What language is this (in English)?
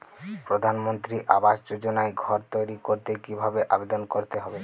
Bangla